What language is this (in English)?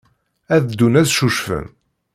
Kabyle